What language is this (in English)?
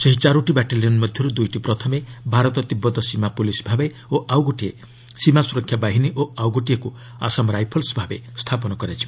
Odia